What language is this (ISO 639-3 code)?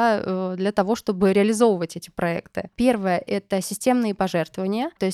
rus